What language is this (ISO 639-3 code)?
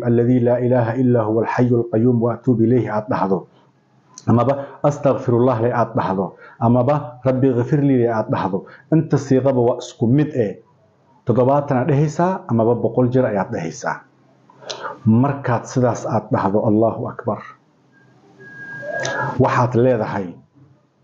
ara